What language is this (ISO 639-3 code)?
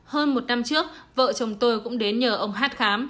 vie